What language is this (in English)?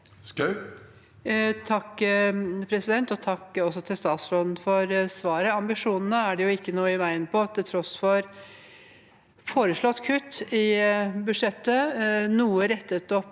Norwegian